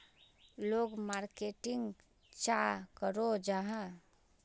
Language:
Magahi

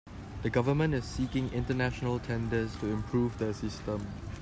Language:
English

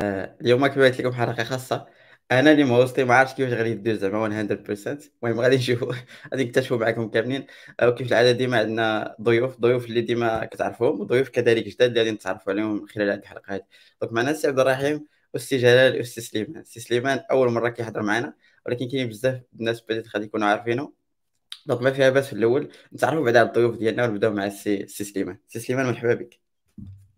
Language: Arabic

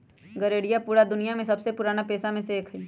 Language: Magahi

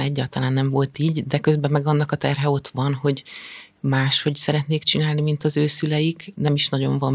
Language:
Hungarian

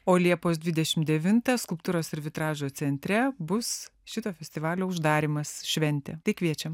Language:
Lithuanian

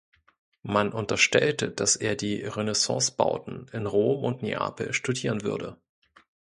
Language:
German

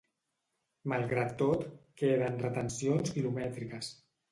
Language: Catalan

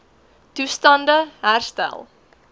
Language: Afrikaans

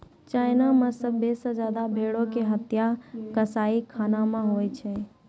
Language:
Maithili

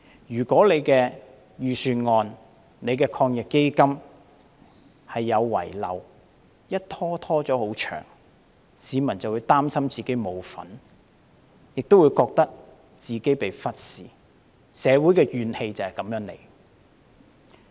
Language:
Cantonese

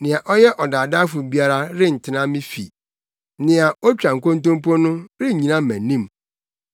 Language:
Akan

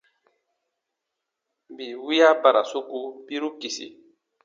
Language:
Baatonum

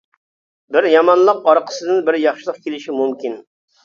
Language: Uyghur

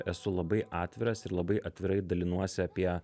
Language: Lithuanian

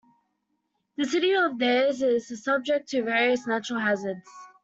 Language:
English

